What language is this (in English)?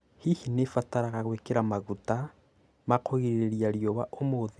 Kikuyu